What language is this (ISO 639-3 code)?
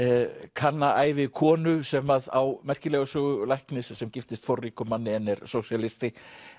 isl